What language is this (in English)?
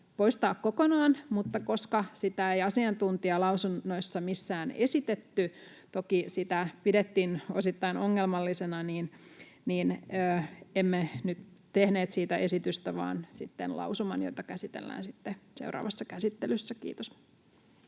Finnish